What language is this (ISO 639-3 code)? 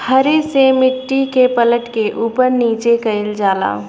bho